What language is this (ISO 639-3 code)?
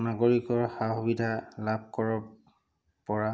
asm